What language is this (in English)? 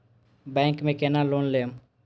Maithili